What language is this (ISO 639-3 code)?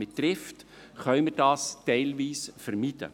gsw